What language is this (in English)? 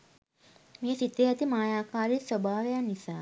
Sinhala